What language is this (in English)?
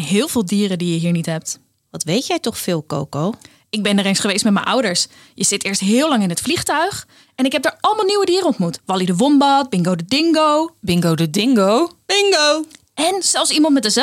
Dutch